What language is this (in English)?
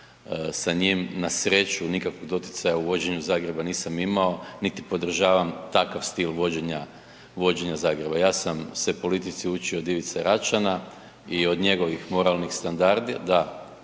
Croatian